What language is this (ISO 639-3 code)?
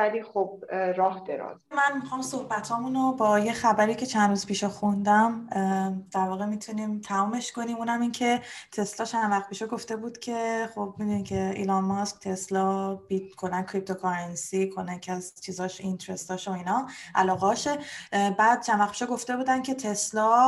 fas